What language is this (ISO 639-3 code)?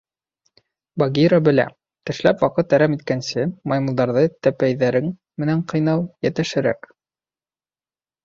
bak